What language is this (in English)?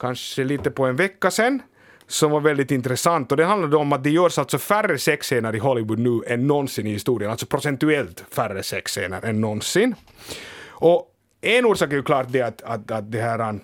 Swedish